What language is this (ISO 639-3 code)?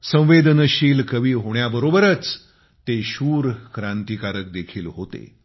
mar